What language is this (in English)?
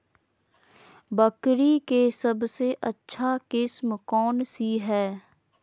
Magahi